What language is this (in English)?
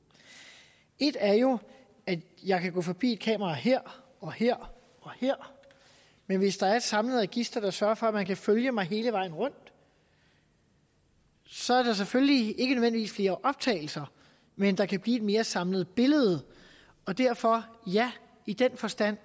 Danish